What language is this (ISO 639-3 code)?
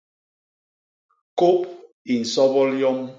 bas